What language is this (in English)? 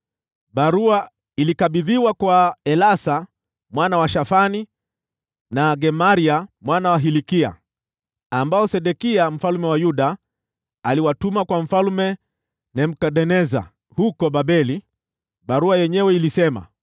Swahili